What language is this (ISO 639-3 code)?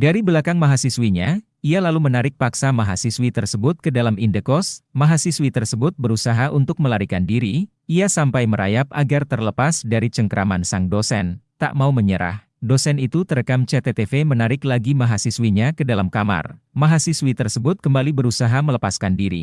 ind